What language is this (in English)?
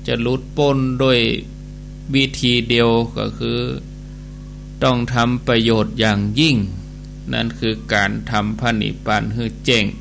Thai